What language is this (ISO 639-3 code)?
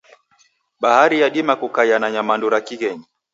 dav